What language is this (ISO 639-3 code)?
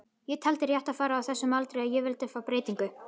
isl